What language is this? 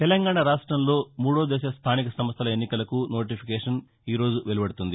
Telugu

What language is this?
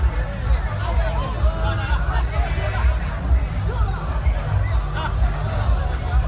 Thai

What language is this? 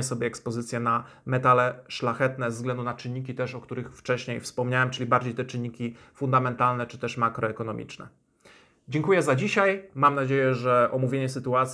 Polish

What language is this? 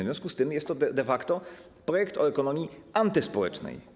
Polish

